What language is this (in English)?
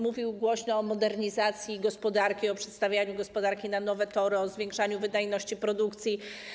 Polish